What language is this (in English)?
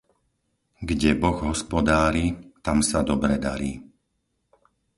Slovak